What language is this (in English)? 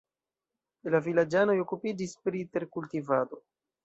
Esperanto